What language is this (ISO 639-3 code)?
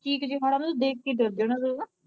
pan